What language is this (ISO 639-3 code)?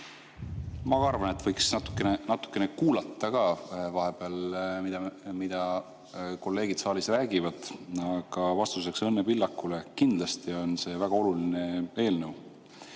est